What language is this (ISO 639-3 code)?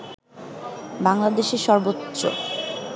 ben